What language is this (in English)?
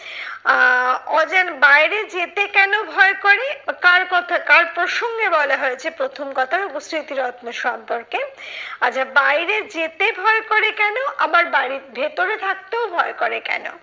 Bangla